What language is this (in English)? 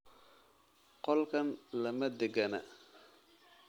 Somali